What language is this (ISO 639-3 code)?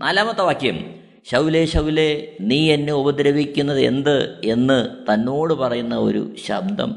mal